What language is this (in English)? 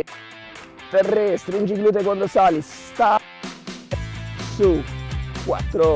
Italian